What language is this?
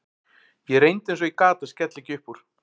Icelandic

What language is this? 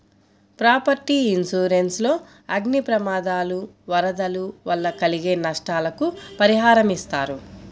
Telugu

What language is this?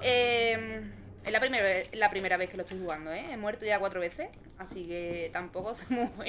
Spanish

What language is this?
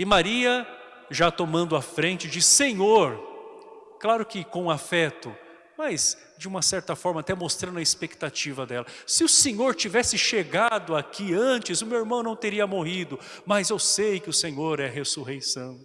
Portuguese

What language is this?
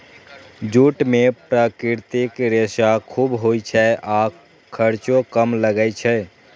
Maithili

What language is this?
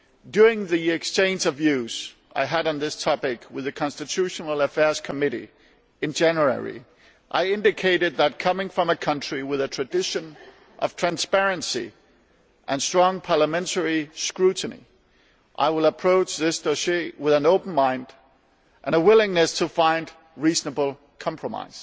English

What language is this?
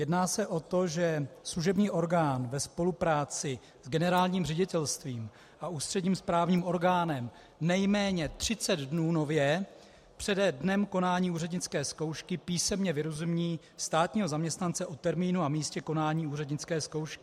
Czech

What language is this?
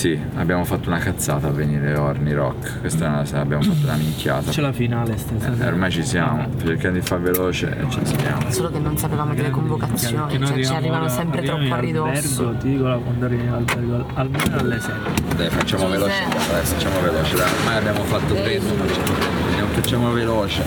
Italian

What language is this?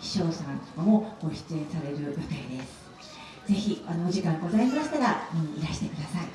Japanese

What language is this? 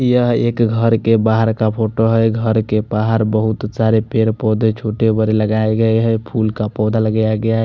Hindi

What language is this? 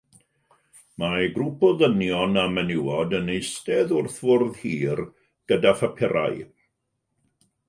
Welsh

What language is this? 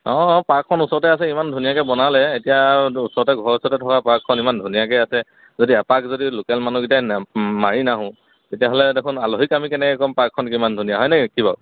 Assamese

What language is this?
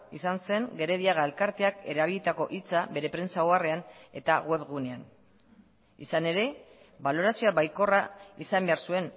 Basque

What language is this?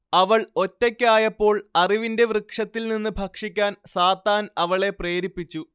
Malayalam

